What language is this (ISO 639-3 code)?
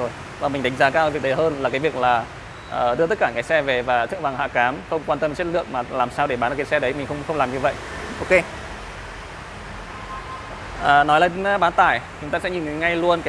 vie